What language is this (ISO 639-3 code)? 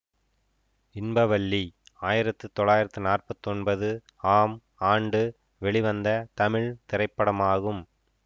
tam